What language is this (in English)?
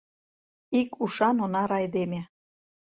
Mari